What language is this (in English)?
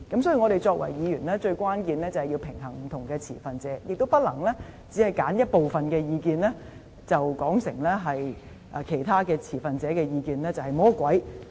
Cantonese